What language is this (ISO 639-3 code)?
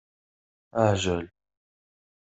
kab